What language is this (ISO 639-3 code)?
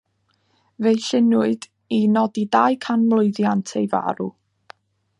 cym